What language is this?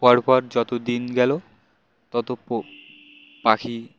Bangla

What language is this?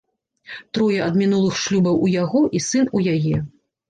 Belarusian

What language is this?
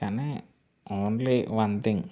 Telugu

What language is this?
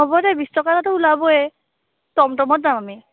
Assamese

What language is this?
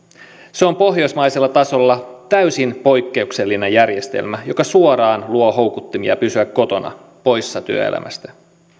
Finnish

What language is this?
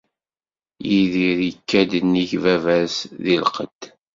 Kabyle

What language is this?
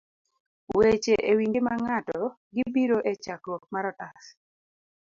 Luo (Kenya and Tanzania)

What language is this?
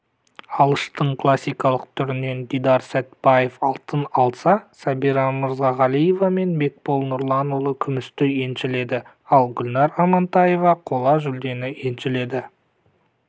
Kazakh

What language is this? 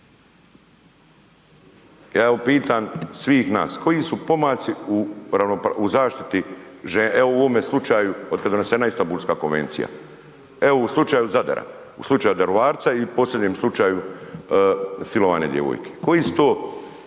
Croatian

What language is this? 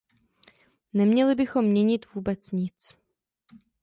Czech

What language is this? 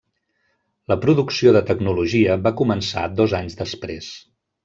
Catalan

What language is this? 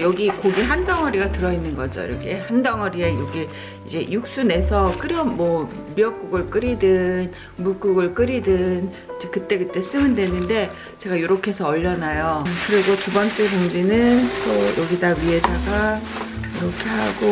Korean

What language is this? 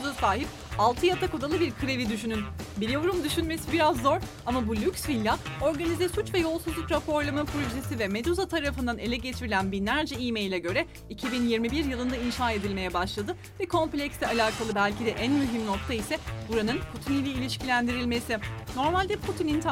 Turkish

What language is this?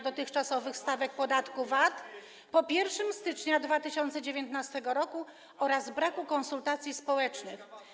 Polish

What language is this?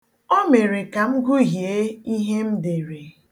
Igbo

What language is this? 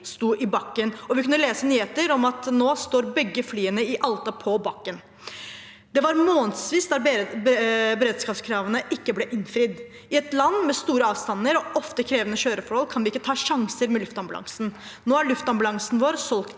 Norwegian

